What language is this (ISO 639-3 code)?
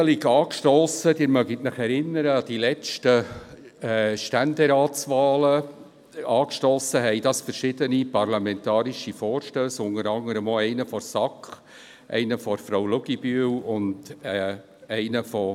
gsw